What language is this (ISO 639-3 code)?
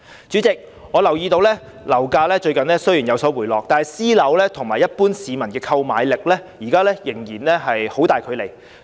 yue